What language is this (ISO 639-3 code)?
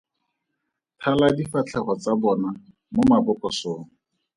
tsn